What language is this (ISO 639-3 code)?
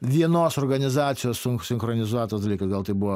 lit